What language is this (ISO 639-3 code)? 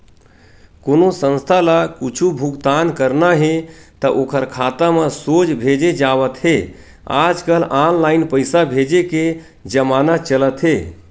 hne